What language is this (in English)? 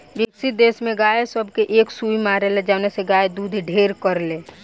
Bhojpuri